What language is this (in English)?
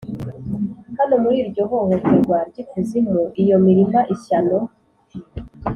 Kinyarwanda